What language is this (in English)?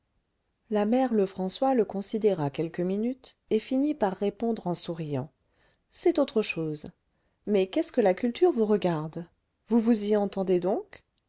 French